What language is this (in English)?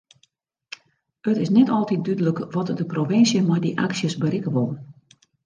Western Frisian